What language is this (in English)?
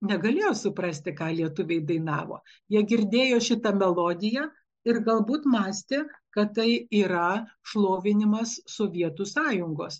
Lithuanian